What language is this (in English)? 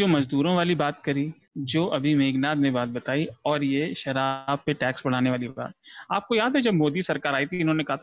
Hindi